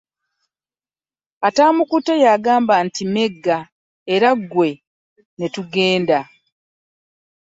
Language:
Ganda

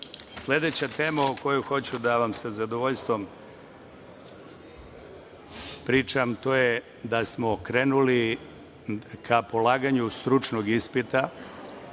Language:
Serbian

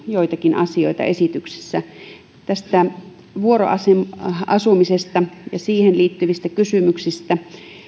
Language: Finnish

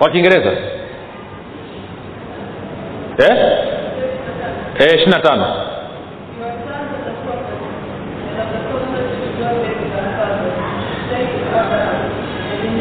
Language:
Swahili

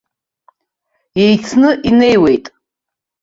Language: Abkhazian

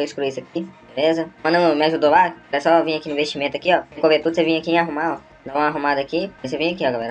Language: Portuguese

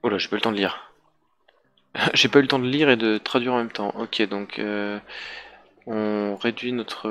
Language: French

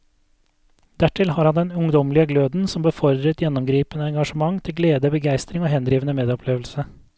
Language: Norwegian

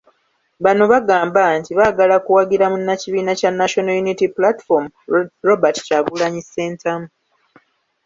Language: Ganda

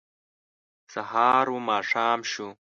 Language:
Pashto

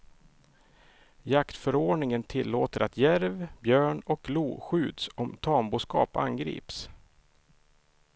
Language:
Swedish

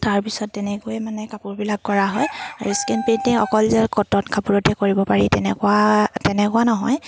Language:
Assamese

